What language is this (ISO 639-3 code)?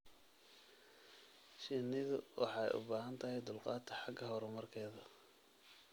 som